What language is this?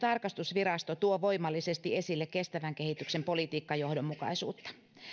Finnish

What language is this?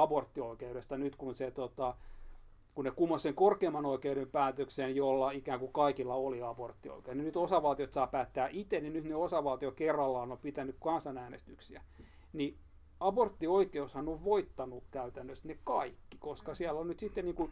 Finnish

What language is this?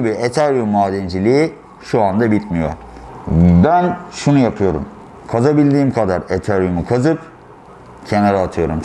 Turkish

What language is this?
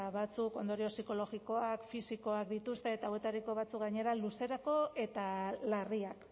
Basque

